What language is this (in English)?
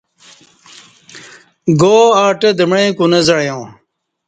Kati